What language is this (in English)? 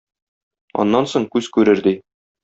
Tatar